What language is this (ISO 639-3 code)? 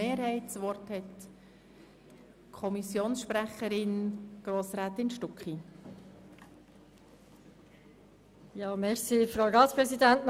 gsw